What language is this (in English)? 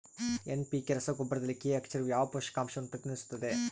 Kannada